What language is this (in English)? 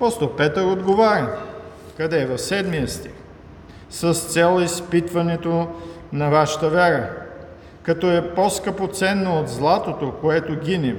Bulgarian